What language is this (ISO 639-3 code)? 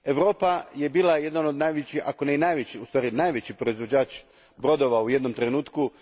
hrv